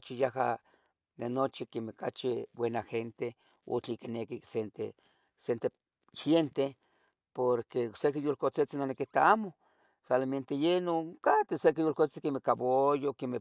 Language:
Tetelcingo Nahuatl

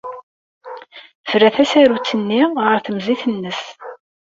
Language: Kabyle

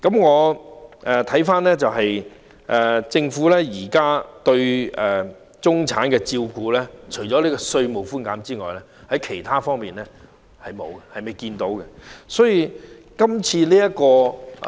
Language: Cantonese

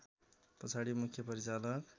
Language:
Nepali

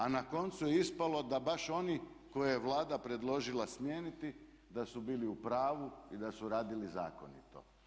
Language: Croatian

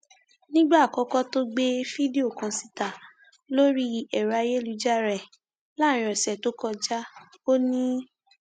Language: Yoruba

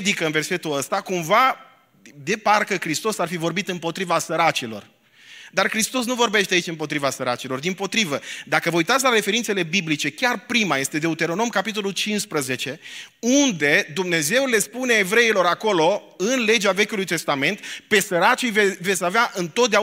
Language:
Romanian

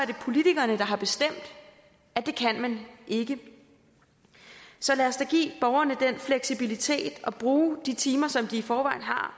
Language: Danish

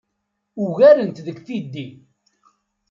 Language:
Kabyle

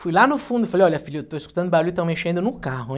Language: Portuguese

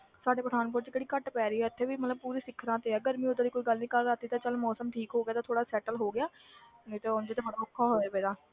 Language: Punjabi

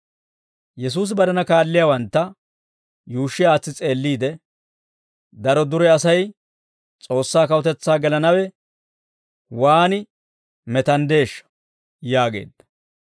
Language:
Dawro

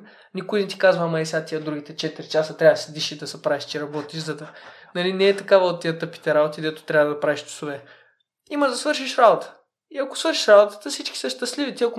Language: Bulgarian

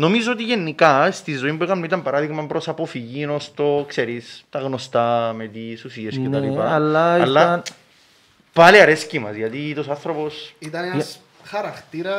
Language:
Greek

